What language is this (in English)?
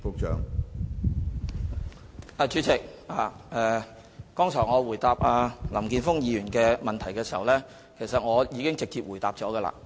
Cantonese